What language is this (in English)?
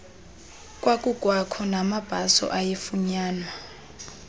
Xhosa